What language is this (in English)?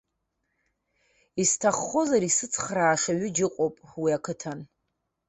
Abkhazian